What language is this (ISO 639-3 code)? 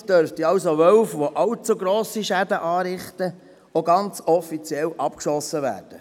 gsw